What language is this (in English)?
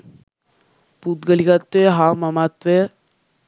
Sinhala